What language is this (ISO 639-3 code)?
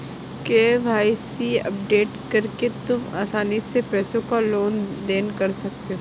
hin